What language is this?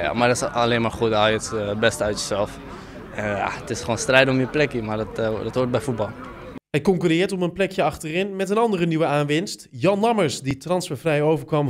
Dutch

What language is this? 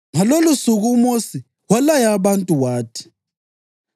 North Ndebele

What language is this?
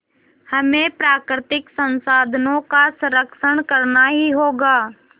Hindi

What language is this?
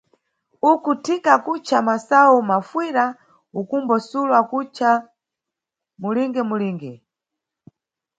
Nyungwe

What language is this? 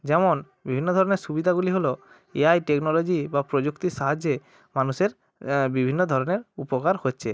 Bangla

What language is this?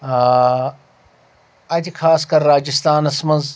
Kashmiri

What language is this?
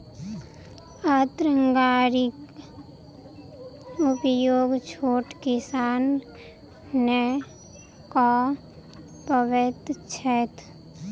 Maithili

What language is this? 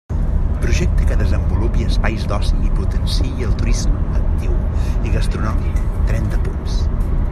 Catalan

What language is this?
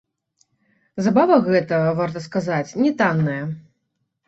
Belarusian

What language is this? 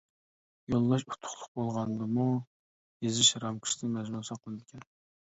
Uyghur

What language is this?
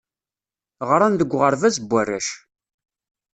Kabyle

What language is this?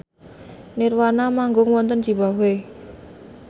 Javanese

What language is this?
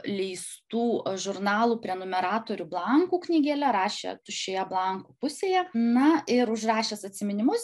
Lithuanian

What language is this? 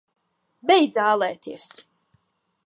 Latvian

